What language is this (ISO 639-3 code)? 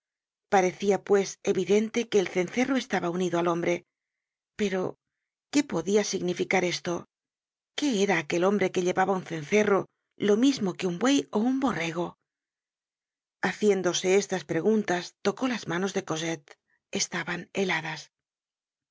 spa